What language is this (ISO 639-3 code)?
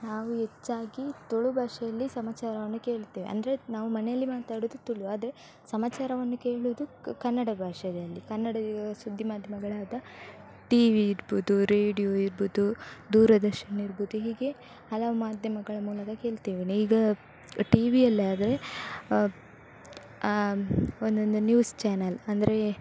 kan